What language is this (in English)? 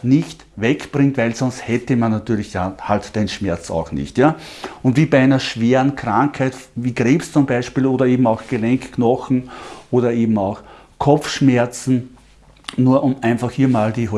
German